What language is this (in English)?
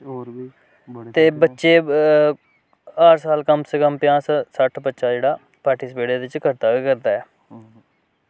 Dogri